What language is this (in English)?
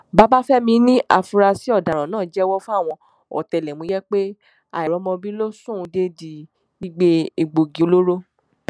Yoruba